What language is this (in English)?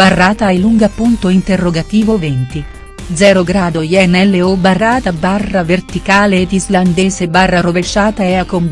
Italian